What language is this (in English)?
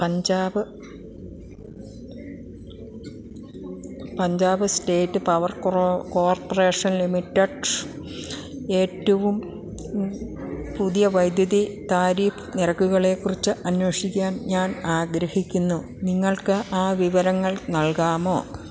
Malayalam